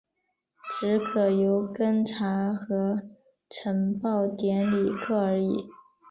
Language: Chinese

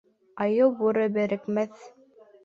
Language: Bashkir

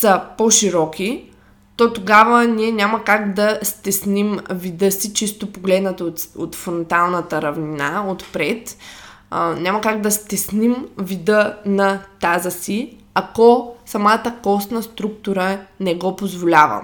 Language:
Bulgarian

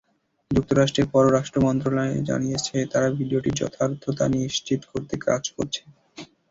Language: Bangla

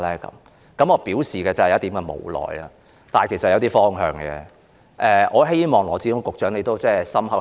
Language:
Cantonese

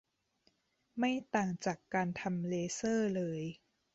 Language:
Thai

